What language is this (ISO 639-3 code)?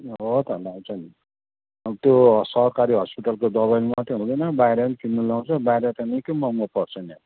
nep